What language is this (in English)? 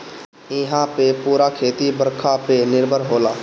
Bhojpuri